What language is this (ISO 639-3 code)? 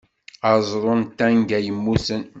kab